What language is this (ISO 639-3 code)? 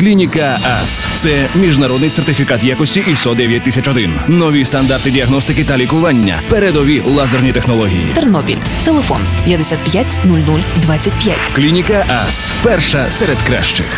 ukr